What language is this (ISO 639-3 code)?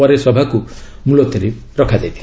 ori